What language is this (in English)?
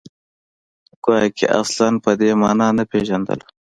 Pashto